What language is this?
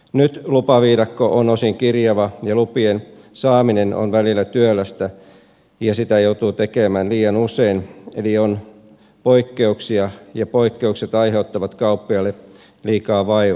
Finnish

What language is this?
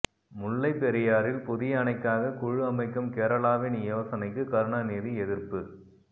Tamil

